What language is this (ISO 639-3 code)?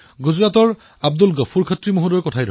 asm